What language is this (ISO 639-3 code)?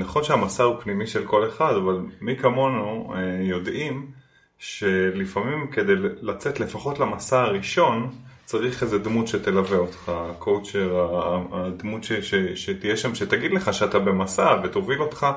heb